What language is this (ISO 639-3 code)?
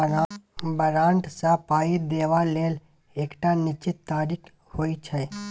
mai